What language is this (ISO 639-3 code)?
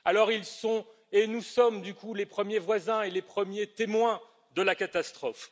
fra